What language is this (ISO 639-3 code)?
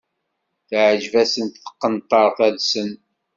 kab